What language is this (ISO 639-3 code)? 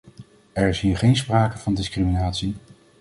nld